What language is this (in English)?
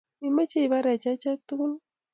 Kalenjin